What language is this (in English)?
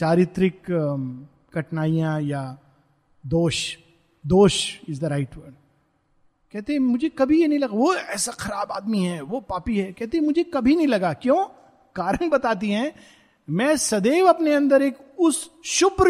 Hindi